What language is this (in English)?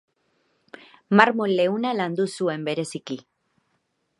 Basque